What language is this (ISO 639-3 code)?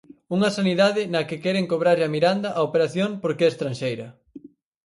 glg